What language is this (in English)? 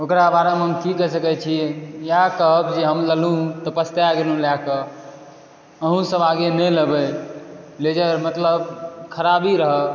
Maithili